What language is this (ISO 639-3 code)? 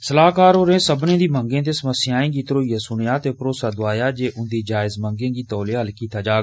doi